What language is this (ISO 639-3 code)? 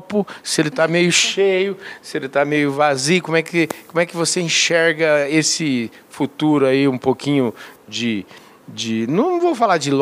por